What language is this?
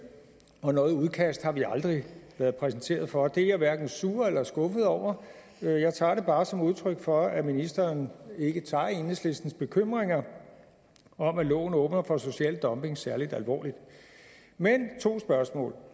Danish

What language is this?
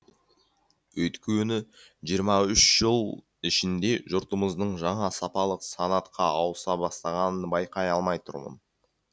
Kazakh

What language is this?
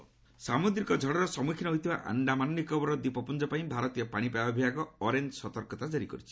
Odia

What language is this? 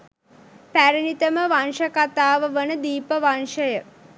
Sinhala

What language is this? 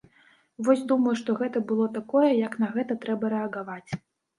Belarusian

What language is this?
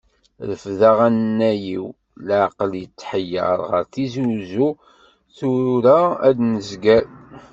Kabyle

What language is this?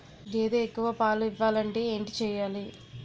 Telugu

